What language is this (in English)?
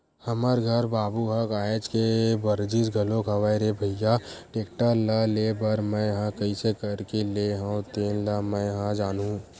Chhattisgarhi